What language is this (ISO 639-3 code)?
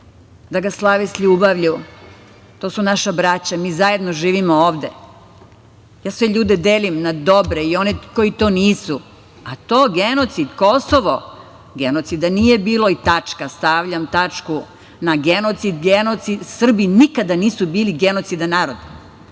srp